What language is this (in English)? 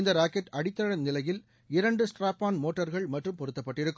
Tamil